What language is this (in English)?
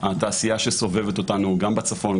Hebrew